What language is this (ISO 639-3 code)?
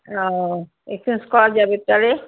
ben